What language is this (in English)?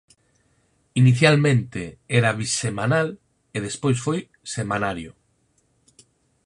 Galician